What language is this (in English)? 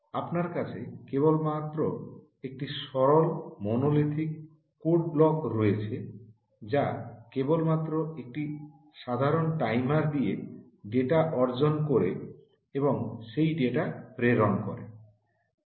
Bangla